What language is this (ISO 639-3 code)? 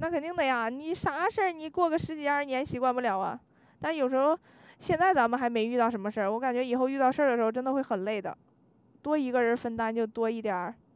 zho